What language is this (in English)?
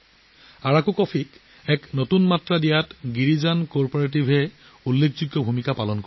Assamese